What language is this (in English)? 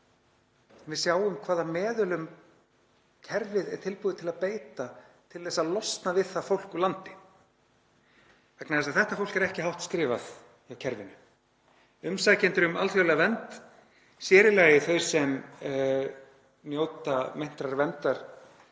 Icelandic